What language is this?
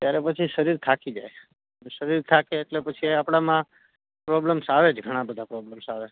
Gujarati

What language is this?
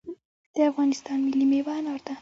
Pashto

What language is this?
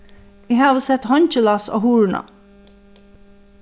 Faroese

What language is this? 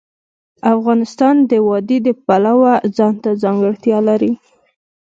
Pashto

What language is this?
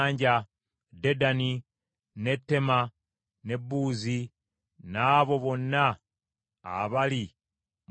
Ganda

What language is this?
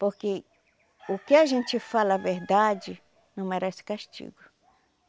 Portuguese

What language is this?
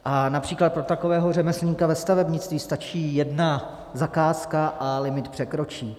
Czech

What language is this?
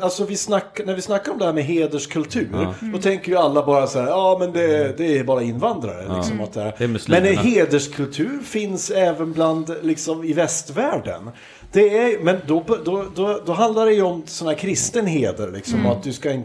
Swedish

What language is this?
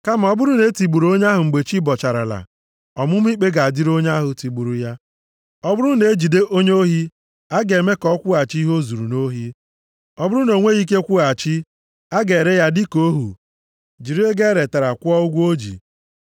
Igbo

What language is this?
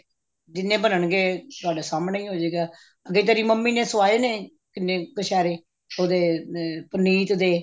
Punjabi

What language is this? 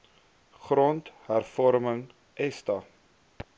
Afrikaans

